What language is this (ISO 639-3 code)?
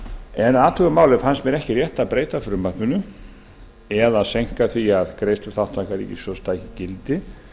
isl